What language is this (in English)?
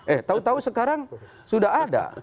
Indonesian